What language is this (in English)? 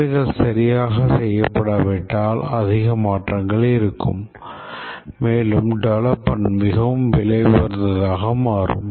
Tamil